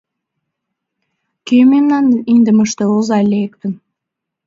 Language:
Mari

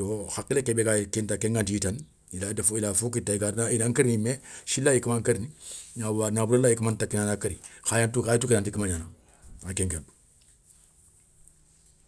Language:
Soninke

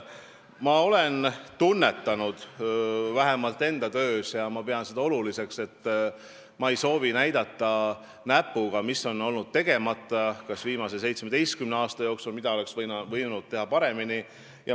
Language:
Estonian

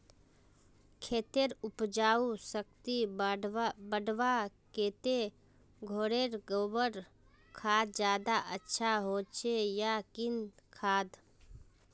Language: Magahi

